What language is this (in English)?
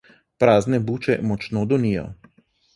Slovenian